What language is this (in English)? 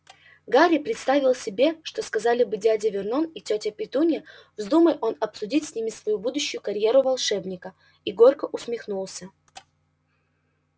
Russian